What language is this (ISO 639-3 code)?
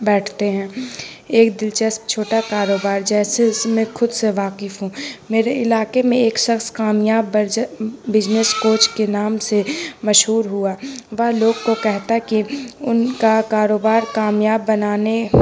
urd